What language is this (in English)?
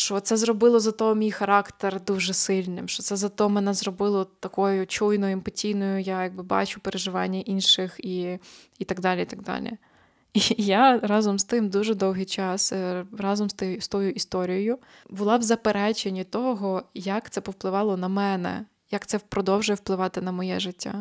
Ukrainian